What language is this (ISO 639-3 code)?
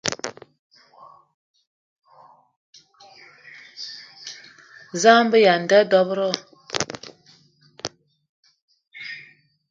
eto